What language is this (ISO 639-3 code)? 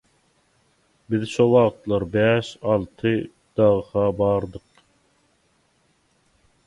tuk